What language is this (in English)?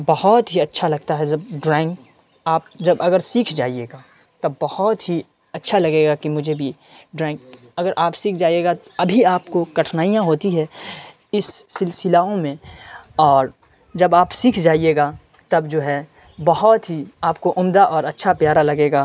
Urdu